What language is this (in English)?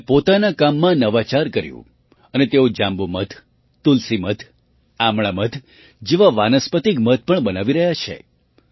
Gujarati